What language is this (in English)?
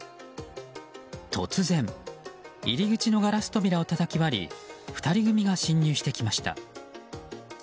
Japanese